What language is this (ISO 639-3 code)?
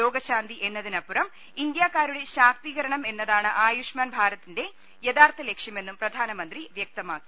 mal